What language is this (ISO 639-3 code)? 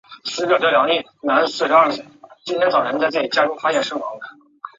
zho